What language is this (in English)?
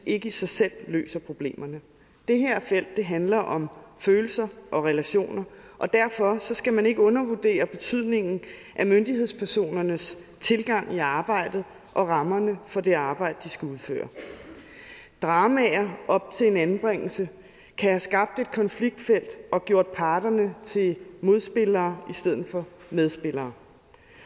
Danish